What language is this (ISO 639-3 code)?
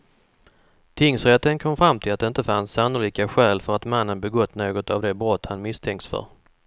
swe